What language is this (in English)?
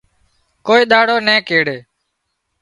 Wadiyara Koli